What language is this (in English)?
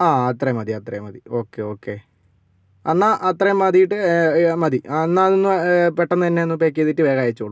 Malayalam